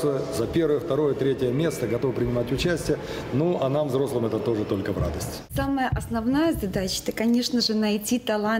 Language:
Russian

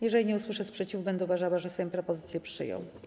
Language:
Polish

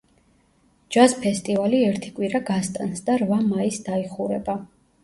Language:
Georgian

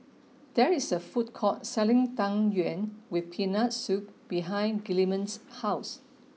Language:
English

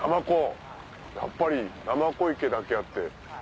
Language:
Japanese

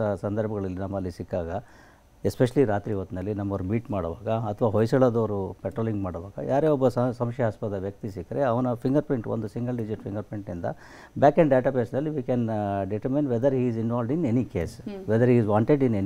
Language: Kannada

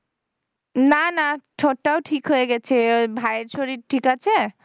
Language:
Bangla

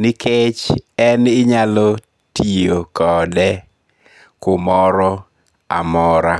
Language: Luo (Kenya and Tanzania)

